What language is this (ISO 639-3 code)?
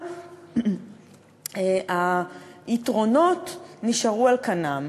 heb